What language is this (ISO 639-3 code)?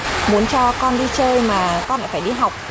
vie